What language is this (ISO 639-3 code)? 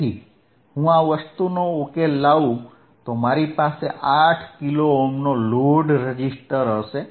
guj